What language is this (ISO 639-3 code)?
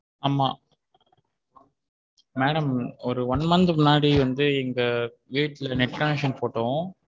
tam